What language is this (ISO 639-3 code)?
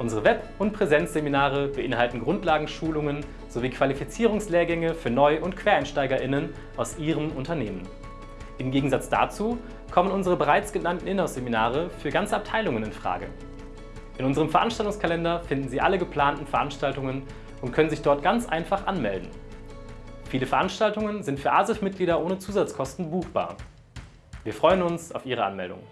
deu